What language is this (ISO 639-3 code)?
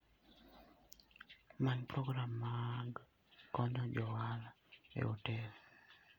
luo